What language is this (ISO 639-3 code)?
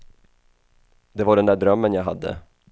swe